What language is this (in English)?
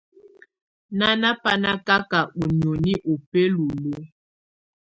Tunen